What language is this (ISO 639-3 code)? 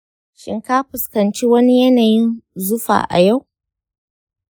hau